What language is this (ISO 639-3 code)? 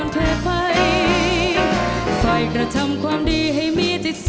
tha